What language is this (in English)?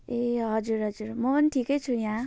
Nepali